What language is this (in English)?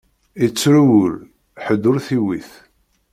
Kabyle